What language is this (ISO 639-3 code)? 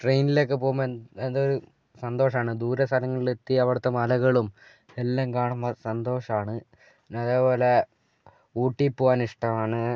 mal